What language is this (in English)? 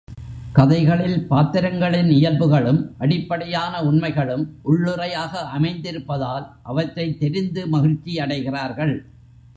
Tamil